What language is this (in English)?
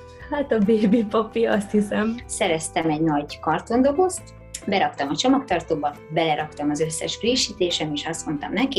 Hungarian